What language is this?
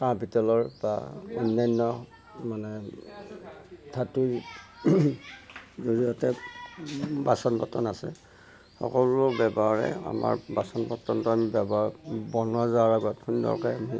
Assamese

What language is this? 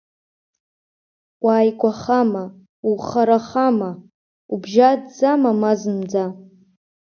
Abkhazian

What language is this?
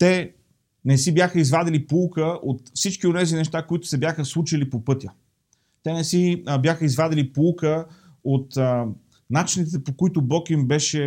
Bulgarian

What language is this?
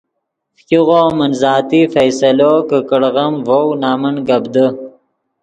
Yidgha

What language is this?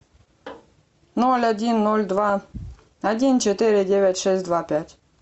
Russian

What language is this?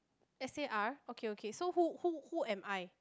English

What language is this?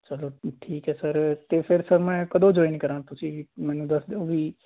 Punjabi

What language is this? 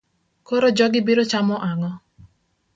Luo (Kenya and Tanzania)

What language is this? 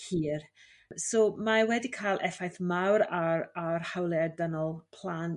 Welsh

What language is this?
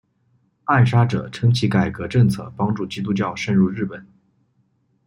Chinese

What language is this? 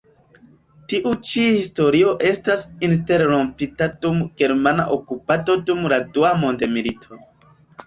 Esperanto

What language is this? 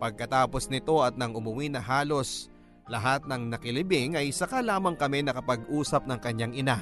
Filipino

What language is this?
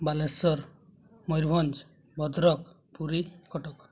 Odia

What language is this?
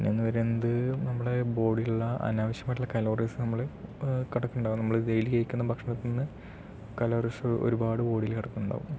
Malayalam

